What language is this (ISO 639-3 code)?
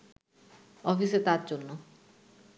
ben